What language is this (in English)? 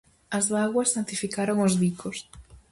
Galician